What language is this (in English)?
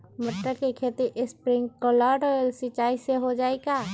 Magahi